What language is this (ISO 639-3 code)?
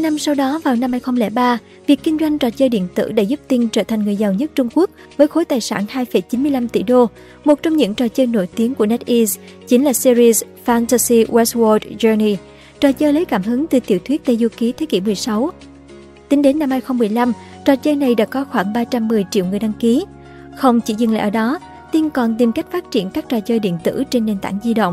vie